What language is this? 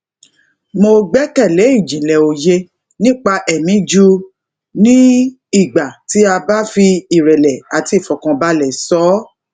Yoruba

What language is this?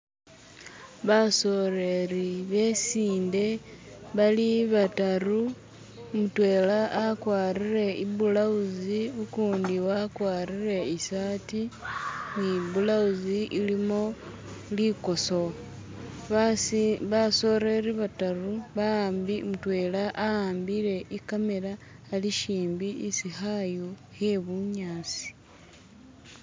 Masaaba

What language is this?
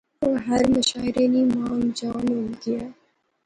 Pahari-Potwari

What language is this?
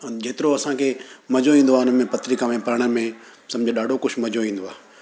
Sindhi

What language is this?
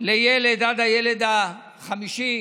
Hebrew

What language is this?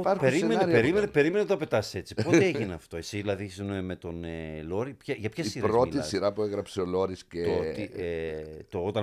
Greek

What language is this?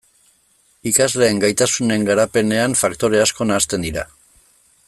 Basque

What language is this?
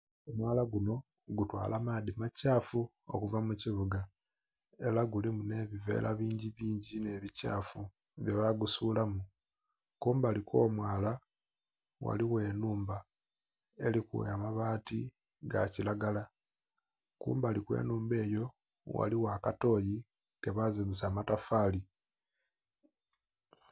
Soga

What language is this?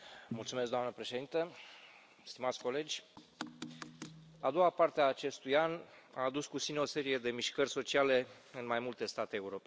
Romanian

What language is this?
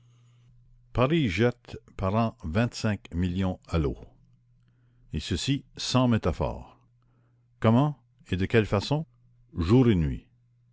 French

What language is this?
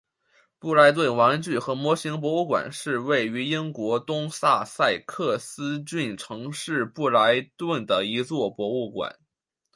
Chinese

